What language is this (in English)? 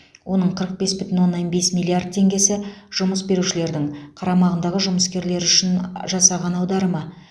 Kazakh